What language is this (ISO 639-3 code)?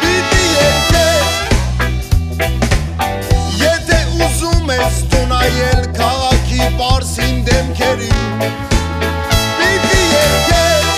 ron